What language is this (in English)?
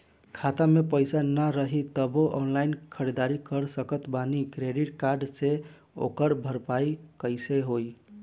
Bhojpuri